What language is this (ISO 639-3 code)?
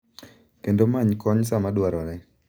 luo